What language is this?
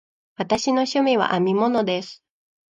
Japanese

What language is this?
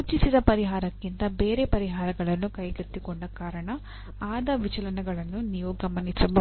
Kannada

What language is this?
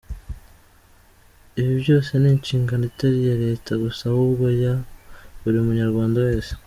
Kinyarwanda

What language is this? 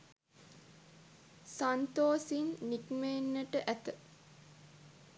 Sinhala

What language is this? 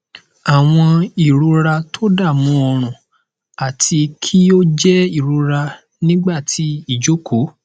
Yoruba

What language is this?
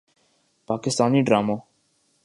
Urdu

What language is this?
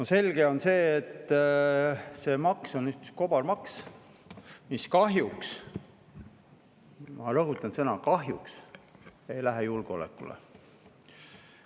Estonian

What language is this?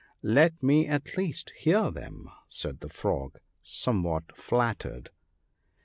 English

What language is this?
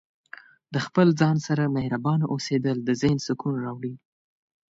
Pashto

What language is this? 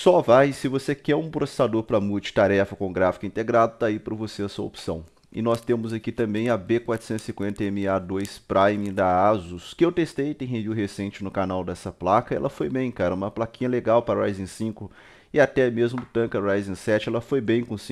Portuguese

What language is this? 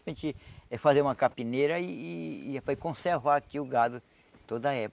Portuguese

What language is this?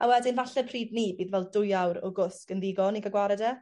Welsh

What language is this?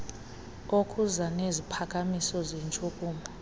Xhosa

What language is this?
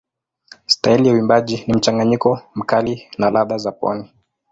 Swahili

